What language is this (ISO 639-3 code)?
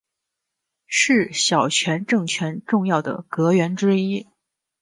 zho